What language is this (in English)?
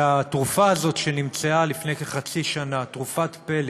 Hebrew